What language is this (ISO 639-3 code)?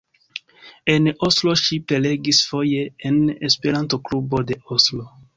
epo